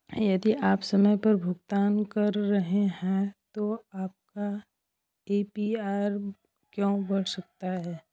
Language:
Hindi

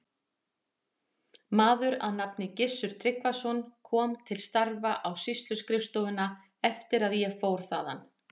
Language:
Icelandic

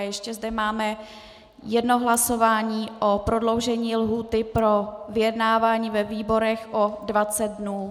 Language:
Czech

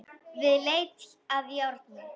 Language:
Icelandic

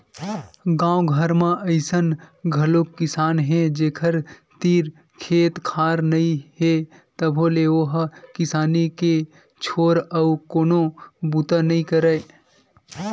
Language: Chhattisgarhi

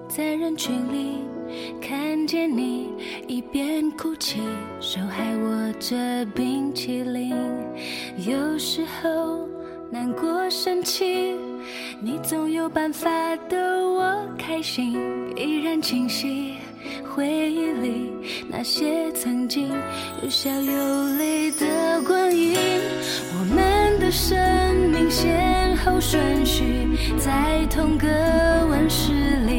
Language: Chinese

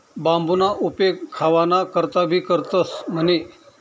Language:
Marathi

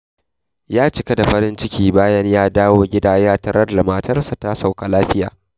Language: Hausa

